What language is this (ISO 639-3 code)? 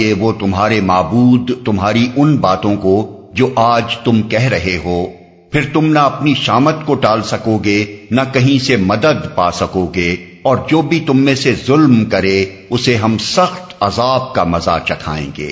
urd